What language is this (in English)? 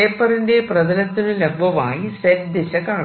Malayalam